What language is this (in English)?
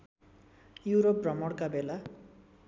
Nepali